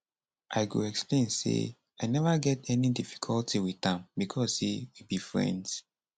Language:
Nigerian Pidgin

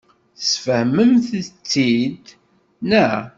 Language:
Kabyle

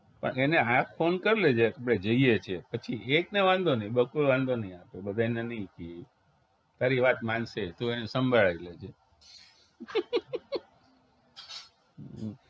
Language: Gujarati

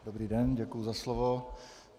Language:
Czech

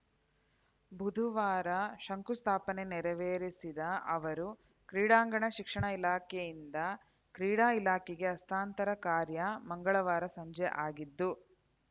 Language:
Kannada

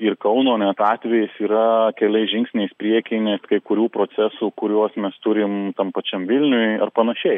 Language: Lithuanian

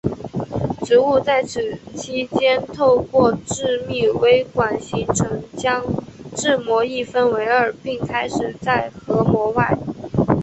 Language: Chinese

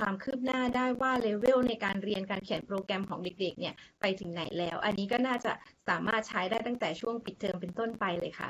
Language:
Thai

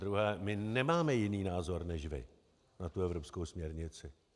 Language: Czech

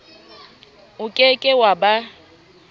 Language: Southern Sotho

